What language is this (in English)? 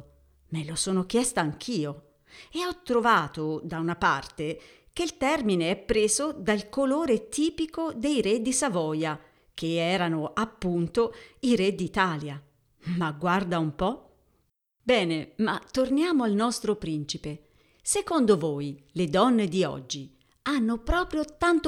Italian